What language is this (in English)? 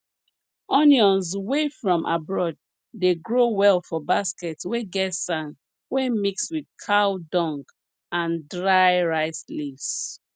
Nigerian Pidgin